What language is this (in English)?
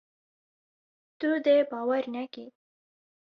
Kurdish